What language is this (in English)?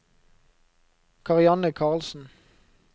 Norwegian